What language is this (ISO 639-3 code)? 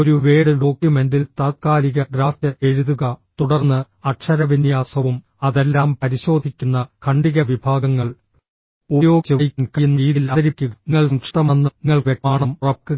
mal